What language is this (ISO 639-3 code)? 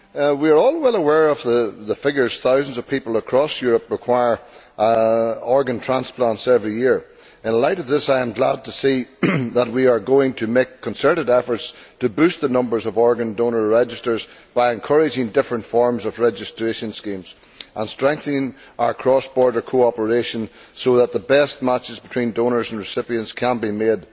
eng